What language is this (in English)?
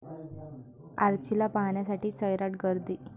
Marathi